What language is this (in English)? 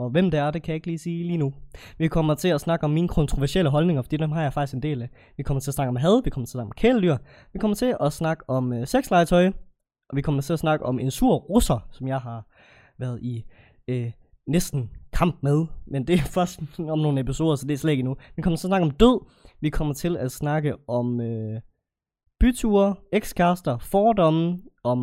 Danish